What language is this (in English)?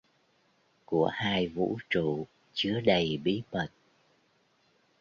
Vietnamese